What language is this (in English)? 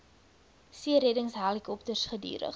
Afrikaans